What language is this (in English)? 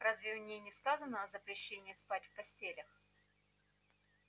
Russian